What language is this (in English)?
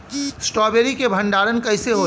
Bhojpuri